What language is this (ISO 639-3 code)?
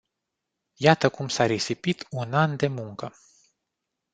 ron